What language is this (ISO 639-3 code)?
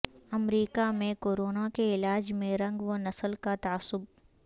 urd